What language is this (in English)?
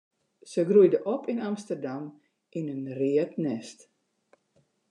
Western Frisian